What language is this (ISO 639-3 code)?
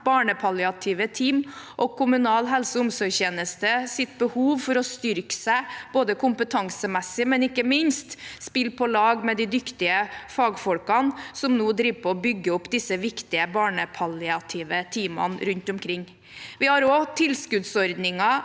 nor